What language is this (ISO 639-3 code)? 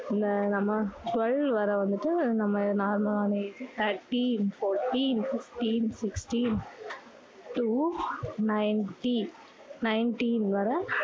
tam